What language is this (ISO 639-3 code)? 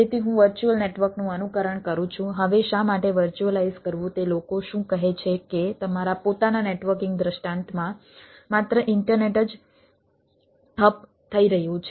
guj